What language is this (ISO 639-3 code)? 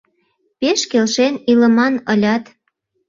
chm